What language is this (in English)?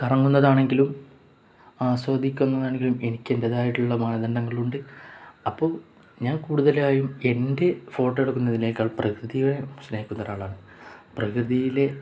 Malayalam